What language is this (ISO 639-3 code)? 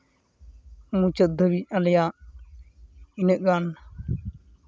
sat